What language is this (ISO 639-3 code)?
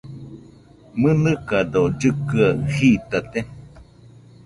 hux